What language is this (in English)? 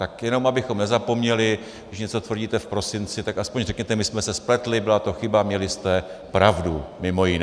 Czech